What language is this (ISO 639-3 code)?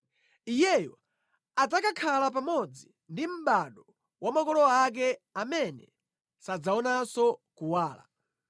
nya